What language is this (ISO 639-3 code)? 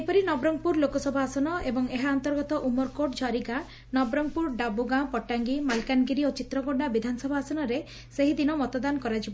ori